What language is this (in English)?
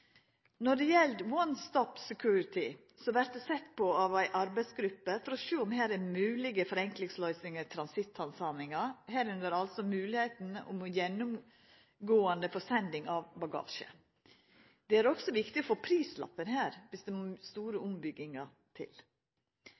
Norwegian Nynorsk